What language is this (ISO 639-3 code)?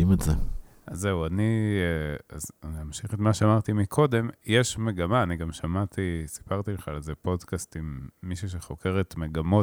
heb